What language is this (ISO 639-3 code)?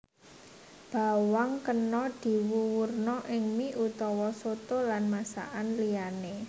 jav